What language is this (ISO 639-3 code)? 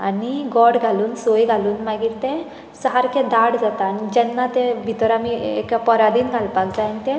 kok